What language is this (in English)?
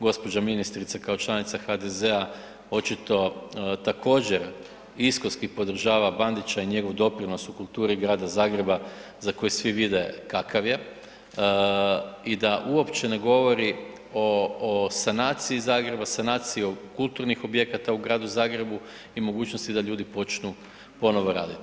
Croatian